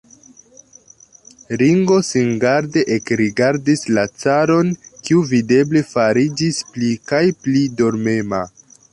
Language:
Esperanto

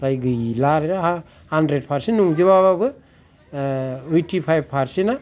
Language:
Bodo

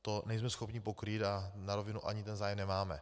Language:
Czech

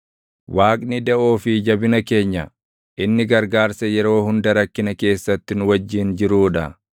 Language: Oromo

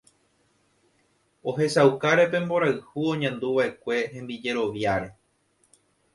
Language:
Guarani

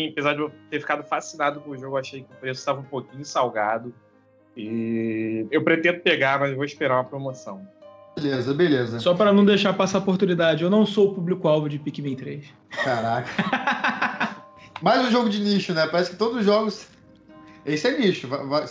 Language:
Portuguese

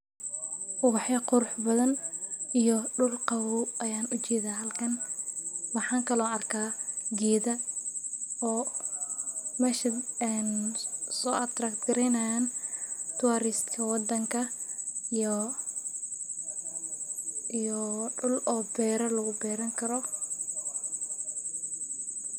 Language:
Somali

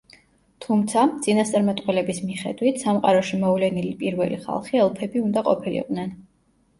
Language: Georgian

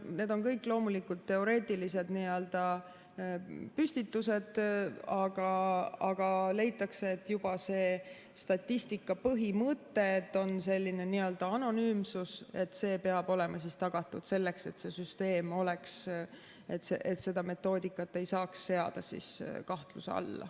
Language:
Estonian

